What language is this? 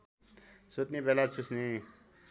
Nepali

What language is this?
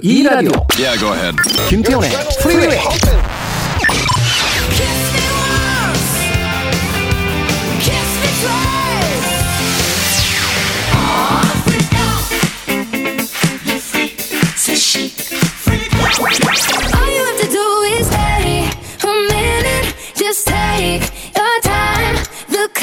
Korean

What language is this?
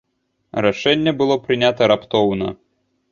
Belarusian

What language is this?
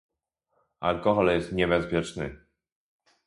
Polish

